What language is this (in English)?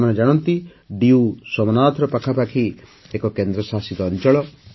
Odia